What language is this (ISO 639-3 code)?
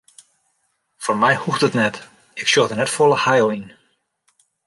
fry